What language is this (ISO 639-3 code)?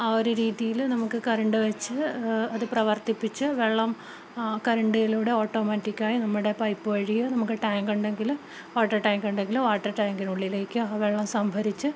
mal